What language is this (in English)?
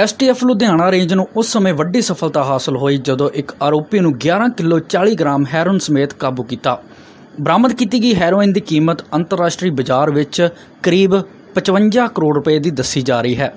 Hindi